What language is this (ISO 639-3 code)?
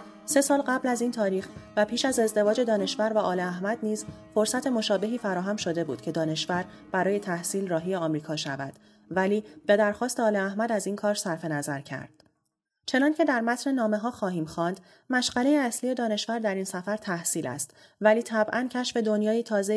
fas